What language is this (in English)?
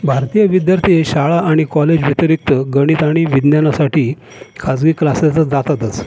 Marathi